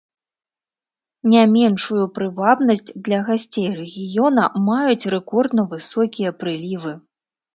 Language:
Belarusian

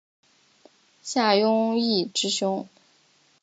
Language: Chinese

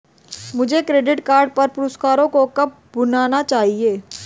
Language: Hindi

